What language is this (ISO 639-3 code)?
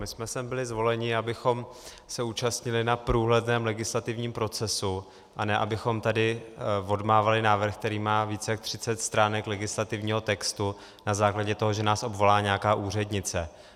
ces